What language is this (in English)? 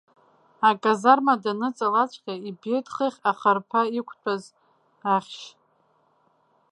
Abkhazian